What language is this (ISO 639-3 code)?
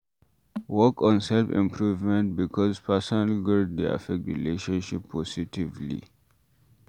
pcm